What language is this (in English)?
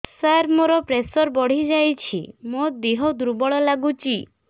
Odia